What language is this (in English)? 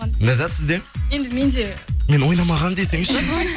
Kazakh